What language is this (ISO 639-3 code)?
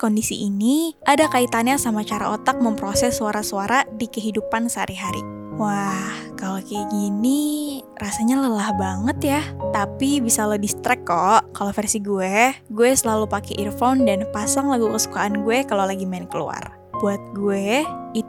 ind